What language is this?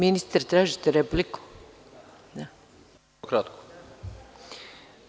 Serbian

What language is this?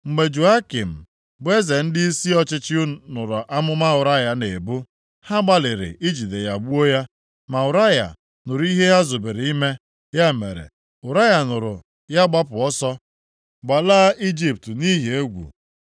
Igbo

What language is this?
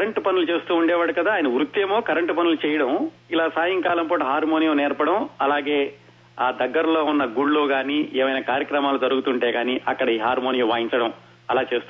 Telugu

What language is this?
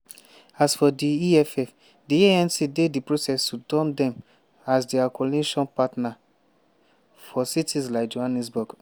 Nigerian Pidgin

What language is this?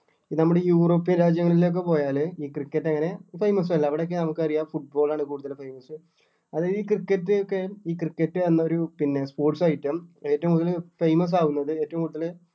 Malayalam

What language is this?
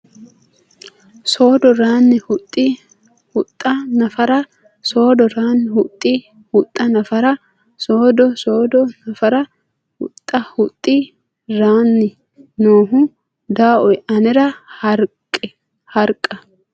Sidamo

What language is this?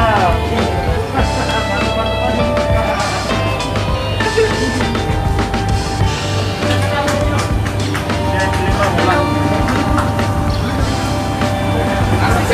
Indonesian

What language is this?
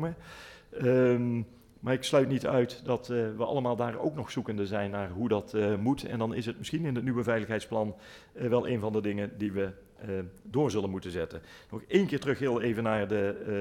Dutch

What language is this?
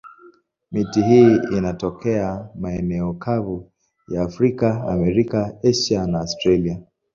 Swahili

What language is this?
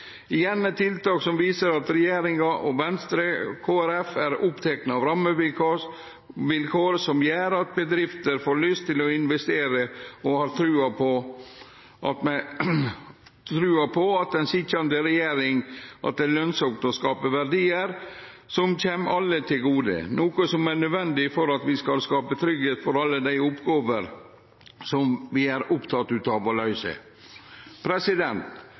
Norwegian Nynorsk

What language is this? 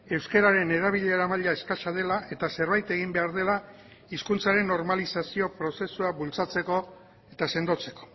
Basque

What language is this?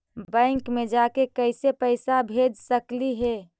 Magahi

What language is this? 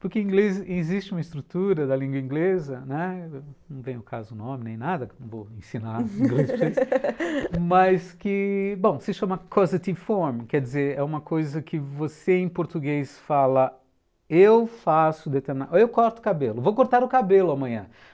Portuguese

